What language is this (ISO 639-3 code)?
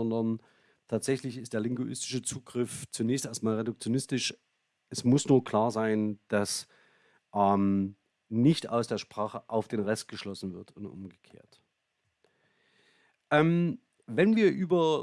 deu